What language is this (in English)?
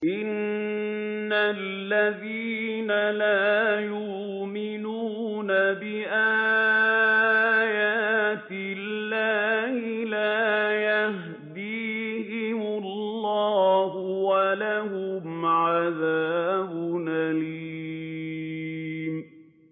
Arabic